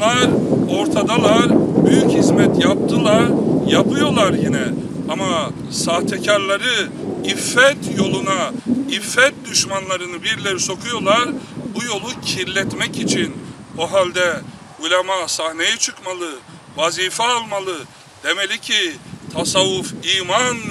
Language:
Turkish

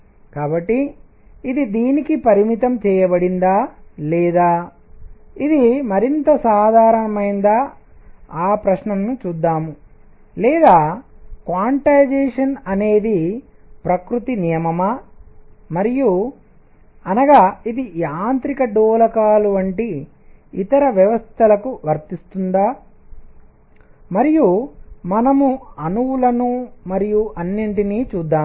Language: Telugu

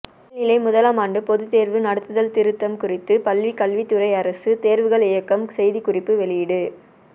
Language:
Tamil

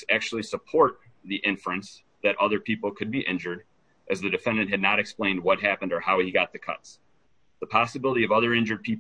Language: English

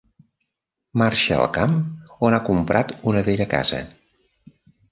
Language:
Catalan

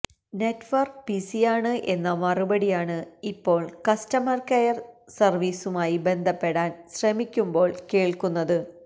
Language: Malayalam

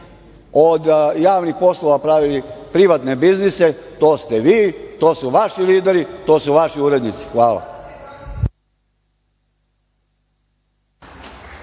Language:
Serbian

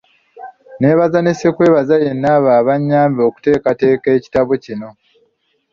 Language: Ganda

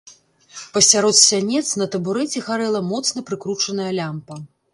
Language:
Belarusian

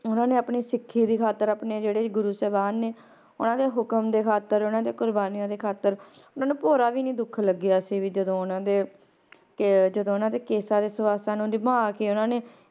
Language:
Punjabi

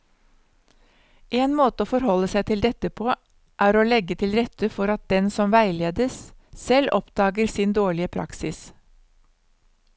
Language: Norwegian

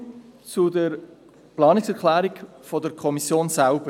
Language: Swiss German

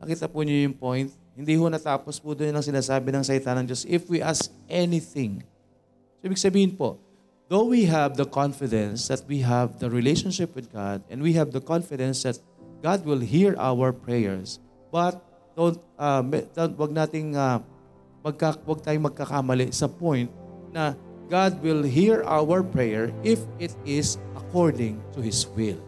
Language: Filipino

